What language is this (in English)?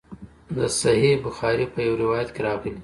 Pashto